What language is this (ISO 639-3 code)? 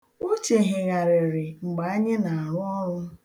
ibo